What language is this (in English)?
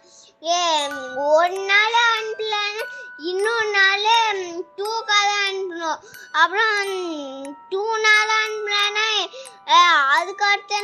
Tamil